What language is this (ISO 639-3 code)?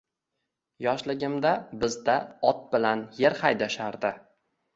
uzb